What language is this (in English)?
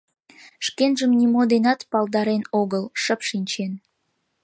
Mari